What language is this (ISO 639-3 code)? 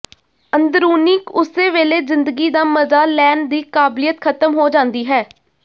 pan